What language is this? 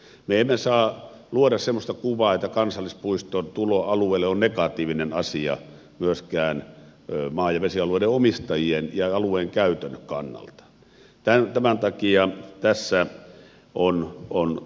Finnish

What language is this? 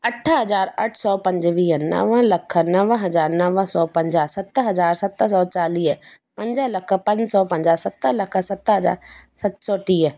Sindhi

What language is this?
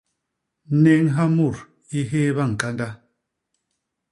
Basaa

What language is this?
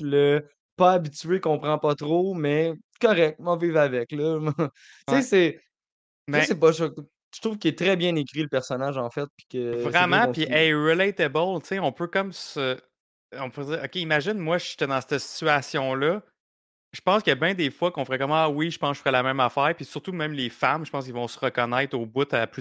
French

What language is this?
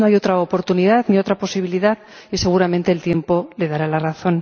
Spanish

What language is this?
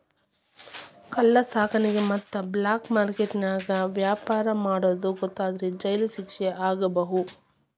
Kannada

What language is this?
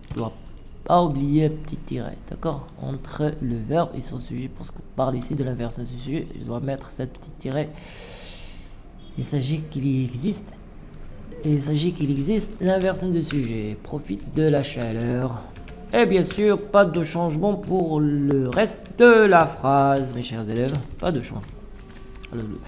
French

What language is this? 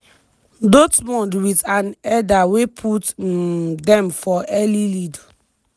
Nigerian Pidgin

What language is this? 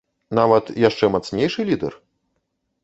Belarusian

